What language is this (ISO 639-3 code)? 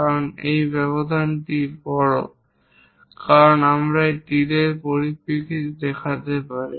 ben